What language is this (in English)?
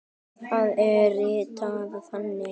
Icelandic